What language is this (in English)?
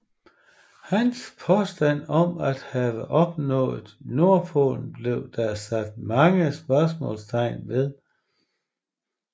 Danish